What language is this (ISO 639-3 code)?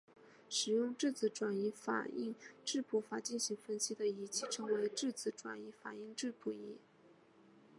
zho